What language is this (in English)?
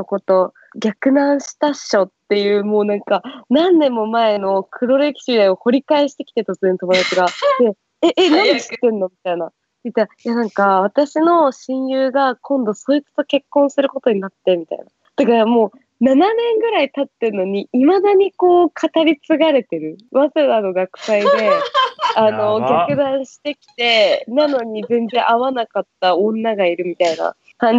Japanese